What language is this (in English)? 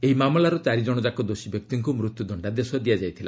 Odia